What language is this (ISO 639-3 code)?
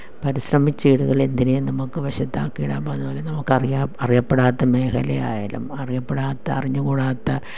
mal